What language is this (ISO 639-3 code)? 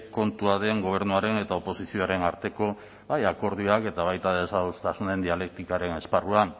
eus